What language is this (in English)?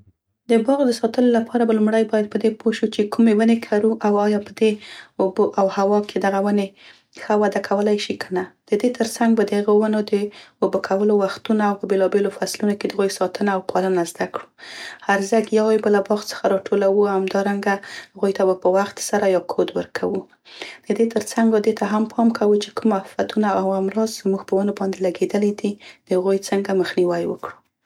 Central Pashto